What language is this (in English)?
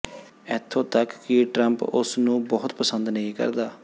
Punjabi